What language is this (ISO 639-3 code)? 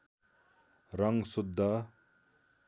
nep